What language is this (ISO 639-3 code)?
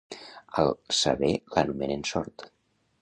cat